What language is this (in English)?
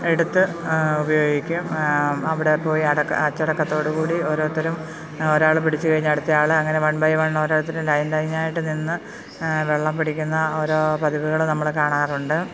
Malayalam